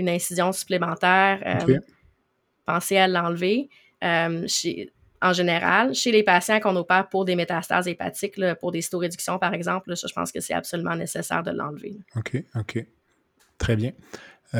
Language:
French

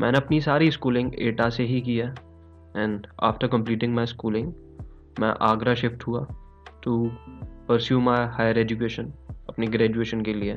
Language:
Hindi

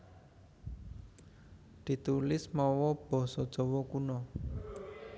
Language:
Javanese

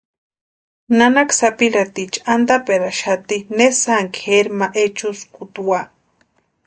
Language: Western Highland Purepecha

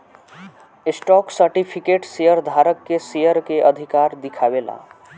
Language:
Bhojpuri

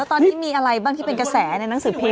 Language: Thai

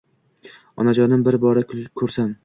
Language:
Uzbek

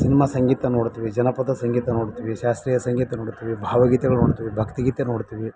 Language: Kannada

